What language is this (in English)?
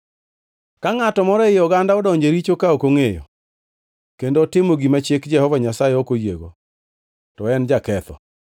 Luo (Kenya and Tanzania)